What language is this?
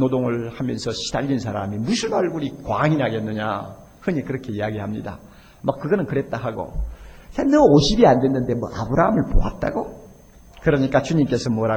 Korean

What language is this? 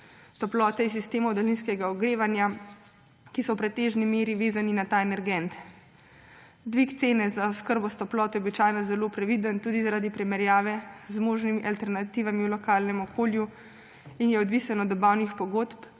Slovenian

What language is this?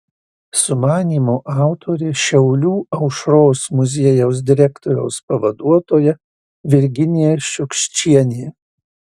Lithuanian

